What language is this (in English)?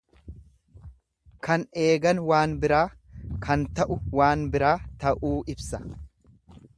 Oromo